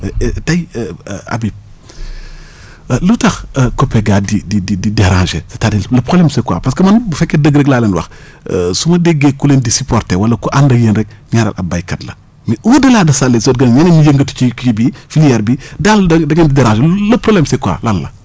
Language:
Wolof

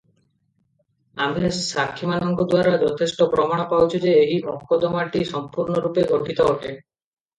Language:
Odia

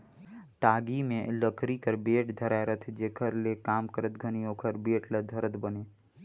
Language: Chhattisgarhi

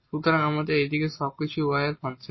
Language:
Bangla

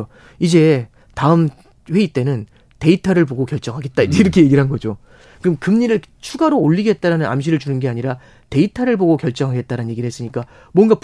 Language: Korean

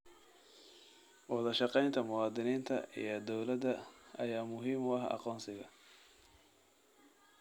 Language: Somali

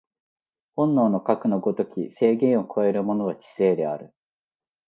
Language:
Japanese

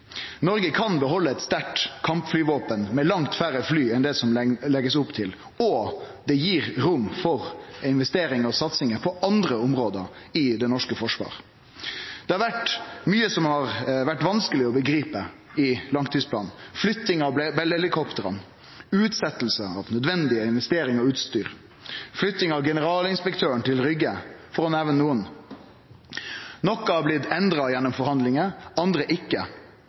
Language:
Norwegian Nynorsk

